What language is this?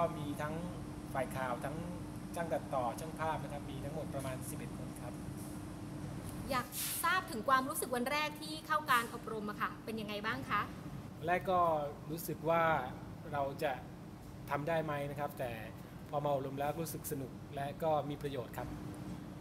Thai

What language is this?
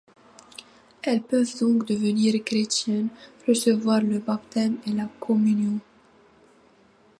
French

